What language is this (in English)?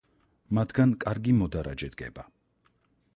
Georgian